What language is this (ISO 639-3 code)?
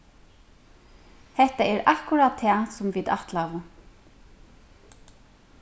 fao